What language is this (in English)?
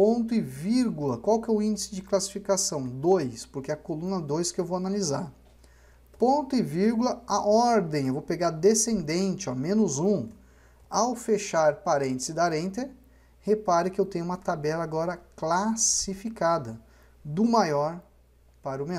Portuguese